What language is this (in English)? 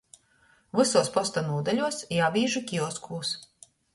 Latgalian